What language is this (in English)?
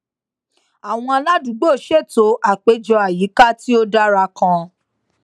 Yoruba